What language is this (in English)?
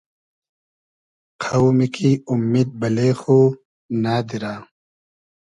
Hazaragi